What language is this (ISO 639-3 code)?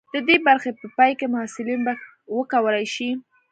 pus